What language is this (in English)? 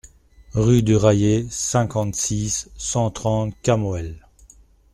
French